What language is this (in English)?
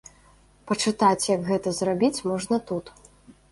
Belarusian